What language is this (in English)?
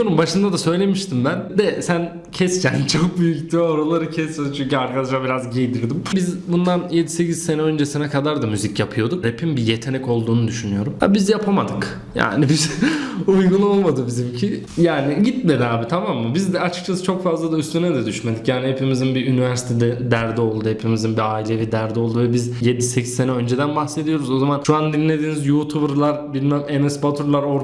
Turkish